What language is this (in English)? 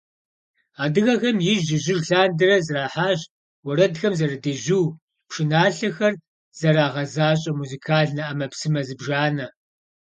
Kabardian